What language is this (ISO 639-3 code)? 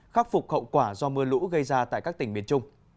vie